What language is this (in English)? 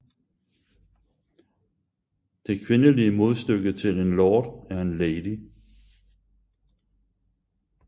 Danish